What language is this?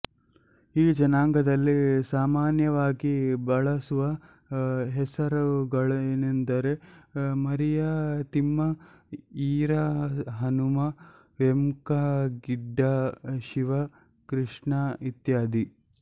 Kannada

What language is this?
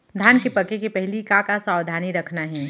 Chhattisgarhi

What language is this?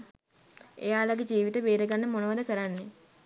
Sinhala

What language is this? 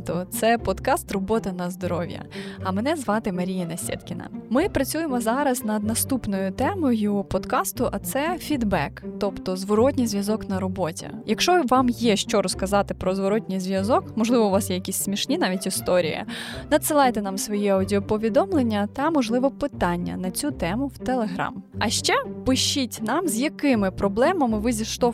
Ukrainian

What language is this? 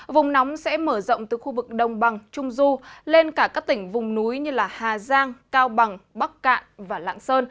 Vietnamese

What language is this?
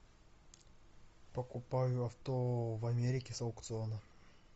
Russian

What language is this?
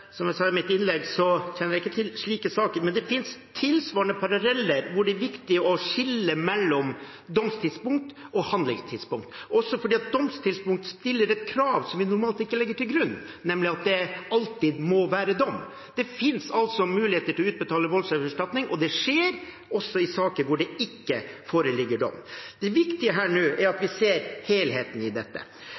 Norwegian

